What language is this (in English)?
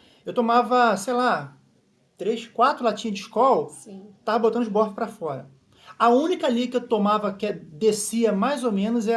Portuguese